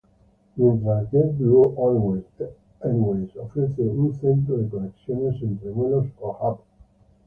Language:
Spanish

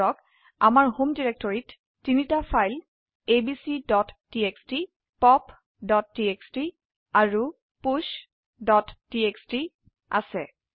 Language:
Assamese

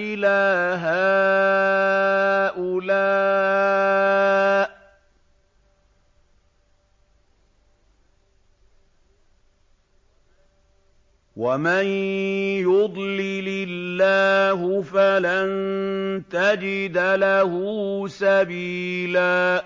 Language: Arabic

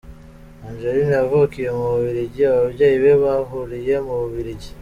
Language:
Kinyarwanda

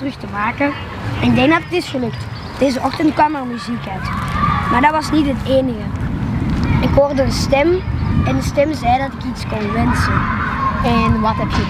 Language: Dutch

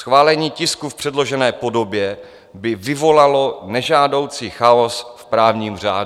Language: Czech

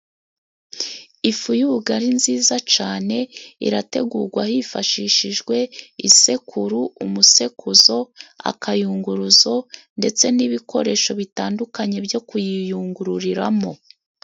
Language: Kinyarwanda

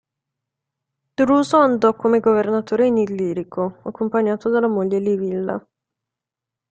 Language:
Italian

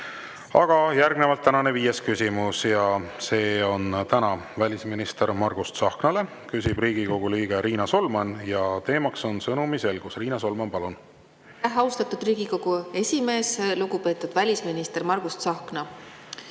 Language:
Estonian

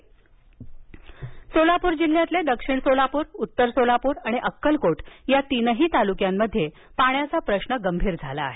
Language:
Marathi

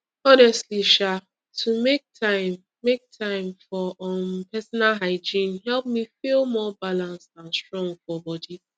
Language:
Nigerian Pidgin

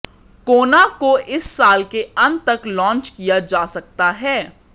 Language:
Hindi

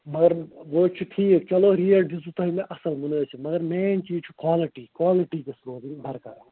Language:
Kashmiri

